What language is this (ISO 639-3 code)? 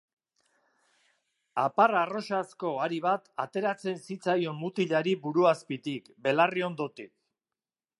eus